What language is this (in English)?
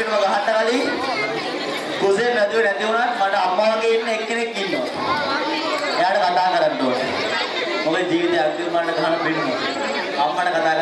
English